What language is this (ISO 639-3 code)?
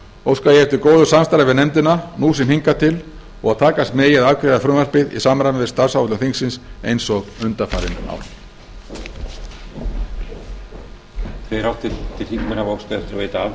isl